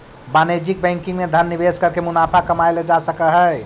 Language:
Magahi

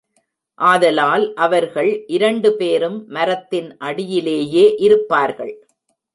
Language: Tamil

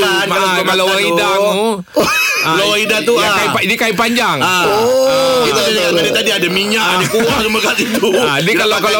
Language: Malay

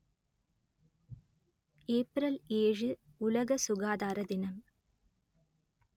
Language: Tamil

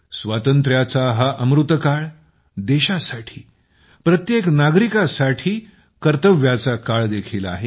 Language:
Marathi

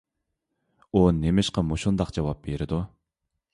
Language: Uyghur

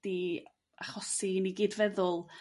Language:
Welsh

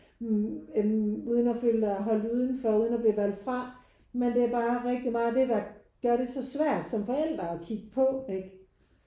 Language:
Danish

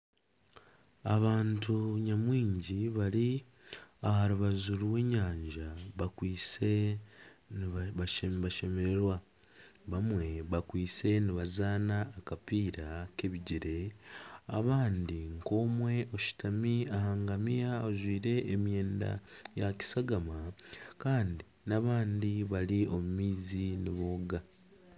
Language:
Nyankole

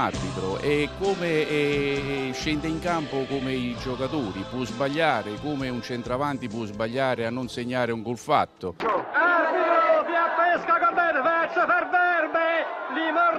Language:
Italian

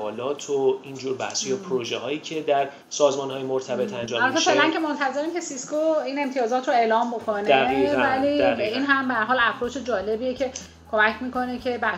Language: Persian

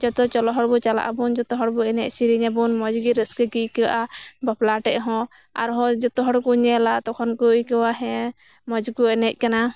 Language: Santali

